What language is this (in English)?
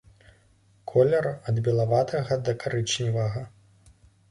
Belarusian